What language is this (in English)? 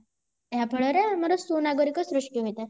Odia